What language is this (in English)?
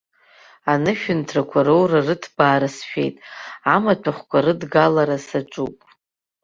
Abkhazian